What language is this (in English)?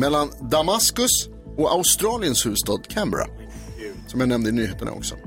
Swedish